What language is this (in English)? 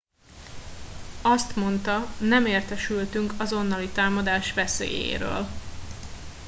Hungarian